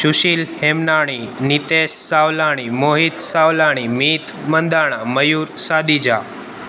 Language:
Sindhi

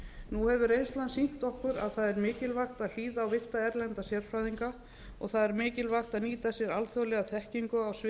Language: Icelandic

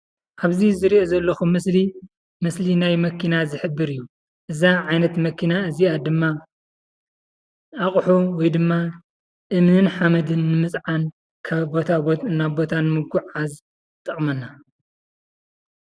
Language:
Tigrinya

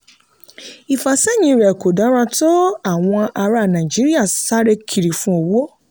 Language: Yoruba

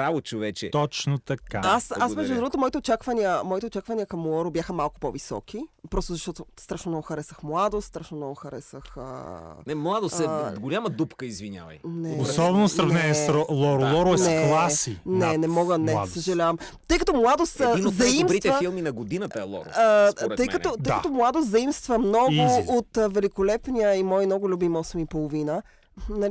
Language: Bulgarian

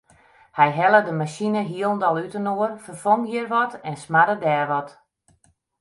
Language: Western Frisian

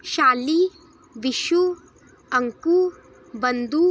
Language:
Dogri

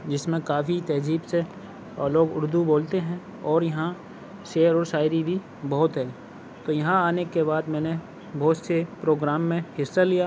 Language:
Urdu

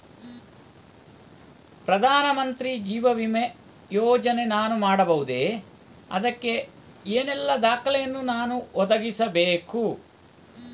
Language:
Kannada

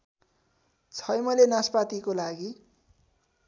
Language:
Nepali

